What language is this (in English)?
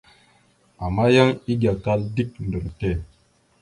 Mada (Cameroon)